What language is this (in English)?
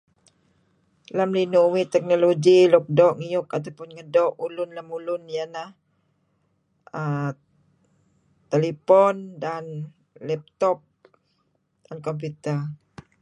Kelabit